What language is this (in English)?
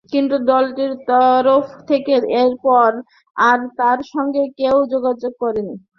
Bangla